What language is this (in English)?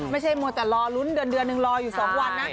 Thai